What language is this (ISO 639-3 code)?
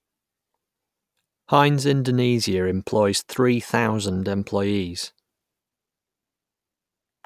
eng